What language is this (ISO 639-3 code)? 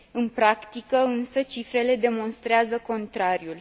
ron